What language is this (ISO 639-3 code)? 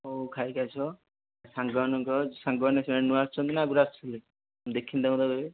ori